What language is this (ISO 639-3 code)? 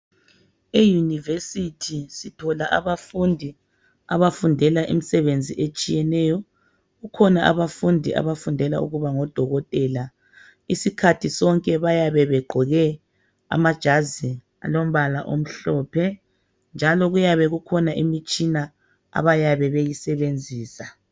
nde